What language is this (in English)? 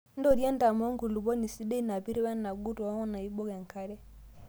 Masai